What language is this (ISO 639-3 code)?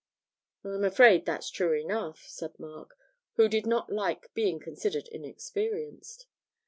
eng